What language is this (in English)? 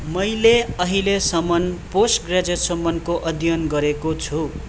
Nepali